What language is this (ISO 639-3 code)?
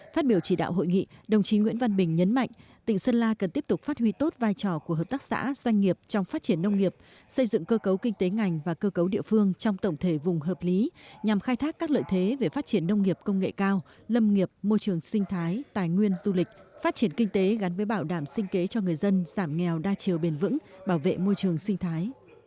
vie